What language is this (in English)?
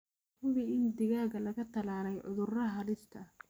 Somali